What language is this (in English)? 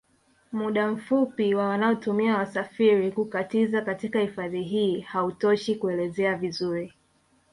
Swahili